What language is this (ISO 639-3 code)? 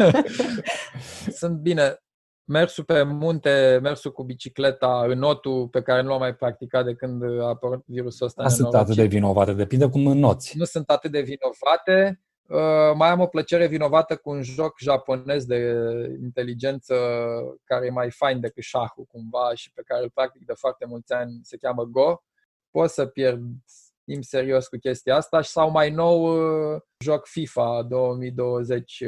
ron